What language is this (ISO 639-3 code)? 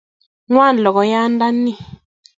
kln